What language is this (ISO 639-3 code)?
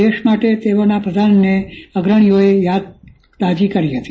guj